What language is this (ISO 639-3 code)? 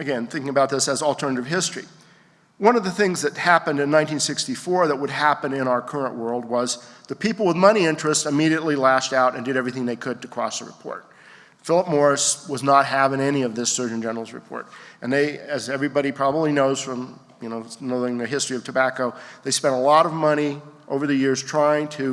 eng